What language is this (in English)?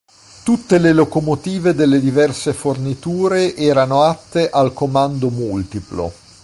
Italian